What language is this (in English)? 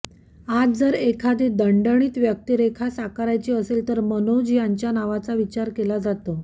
Marathi